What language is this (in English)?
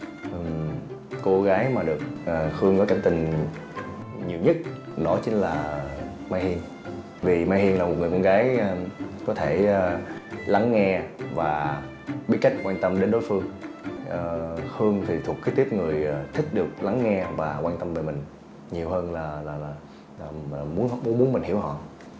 Vietnamese